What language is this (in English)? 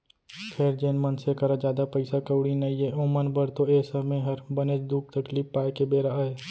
Chhattisgarhi